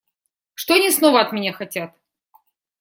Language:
Russian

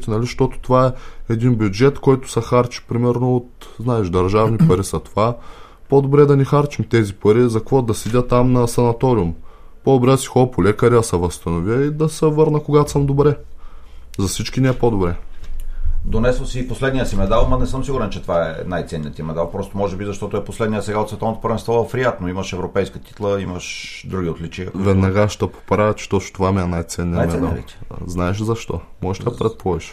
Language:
Bulgarian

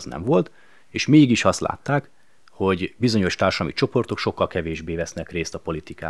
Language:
Hungarian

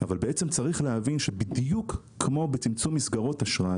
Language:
Hebrew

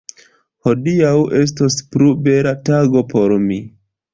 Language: Esperanto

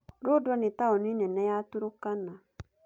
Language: Kikuyu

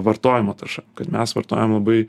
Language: Lithuanian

